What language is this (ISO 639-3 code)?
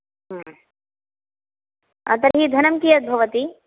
san